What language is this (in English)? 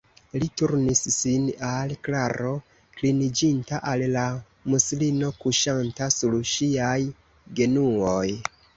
Esperanto